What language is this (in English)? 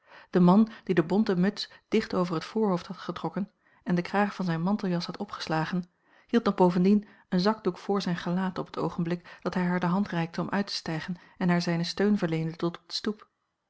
Dutch